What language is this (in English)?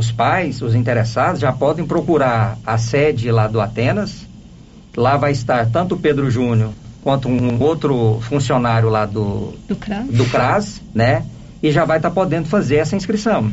Portuguese